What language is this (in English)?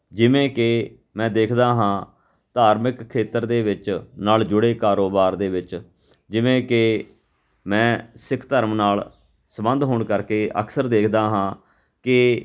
Punjabi